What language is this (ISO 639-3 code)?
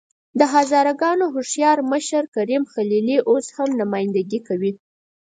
pus